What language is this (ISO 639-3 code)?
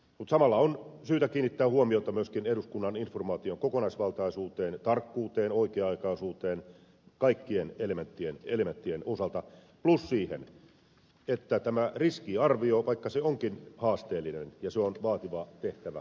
fin